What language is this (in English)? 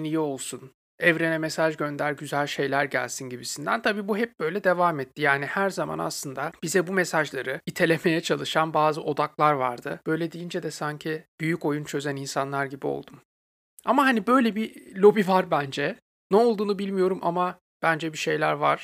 Turkish